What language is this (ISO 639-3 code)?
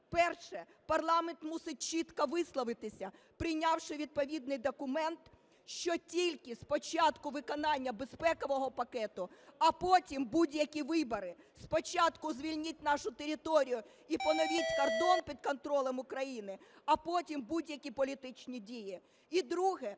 ukr